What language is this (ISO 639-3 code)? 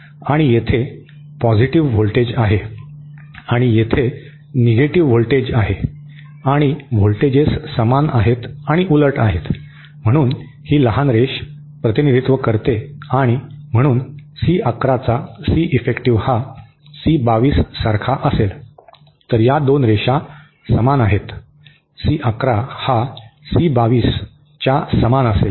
mar